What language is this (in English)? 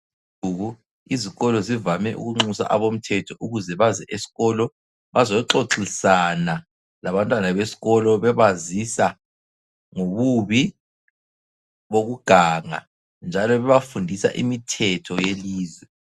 North Ndebele